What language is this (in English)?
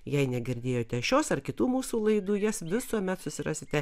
Lithuanian